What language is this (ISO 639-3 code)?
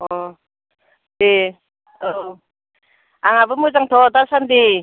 brx